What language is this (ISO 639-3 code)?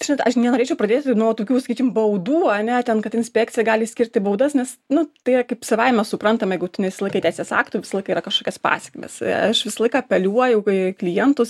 lit